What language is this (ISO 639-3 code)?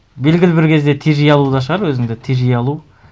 kaz